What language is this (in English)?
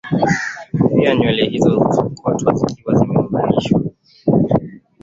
Swahili